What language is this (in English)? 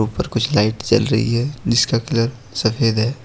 Hindi